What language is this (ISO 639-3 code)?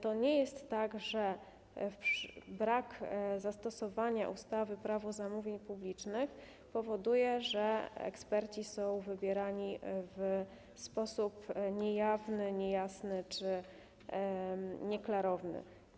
pol